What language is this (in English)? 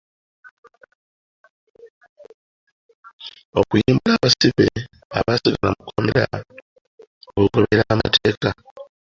Ganda